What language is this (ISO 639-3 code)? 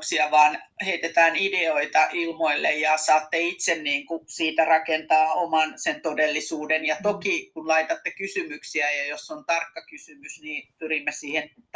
fin